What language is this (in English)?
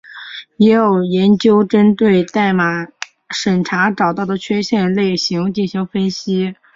Chinese